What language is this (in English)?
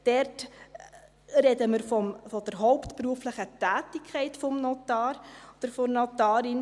Swiss German